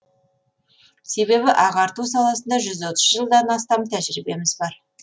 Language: Kazakh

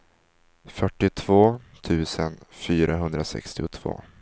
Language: Swedish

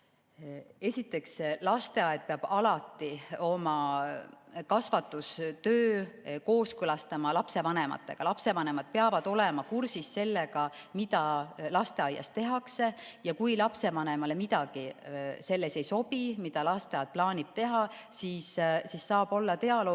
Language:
Estonian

